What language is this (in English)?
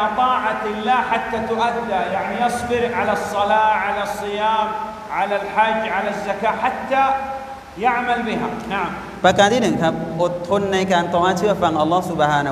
Thai